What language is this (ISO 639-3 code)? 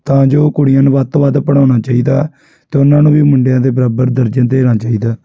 pan